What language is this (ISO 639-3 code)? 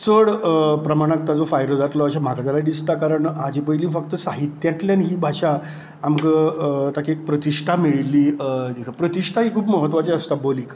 kok